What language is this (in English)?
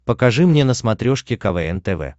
Russian